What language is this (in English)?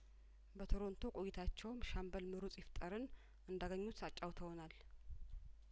Amharic